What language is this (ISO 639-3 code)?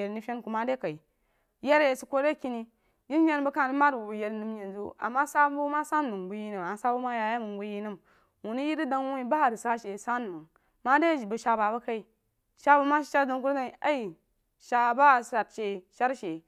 juo